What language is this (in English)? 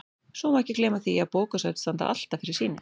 Icelandic